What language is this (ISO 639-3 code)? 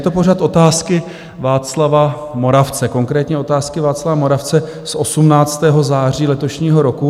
ces